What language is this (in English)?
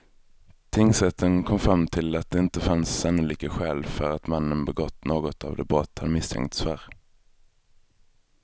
Swedish